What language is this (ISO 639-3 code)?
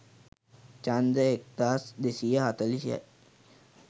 sin